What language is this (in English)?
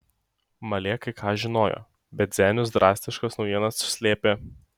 Lithuanian